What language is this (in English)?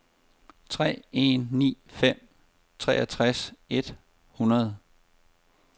Danish